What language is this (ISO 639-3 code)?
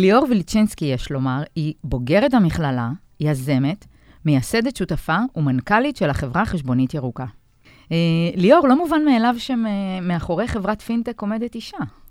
heb